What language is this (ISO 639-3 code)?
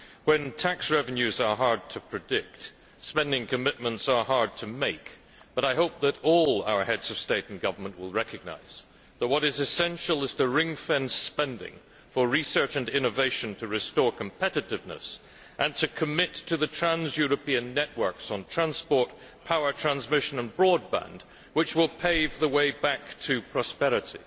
eng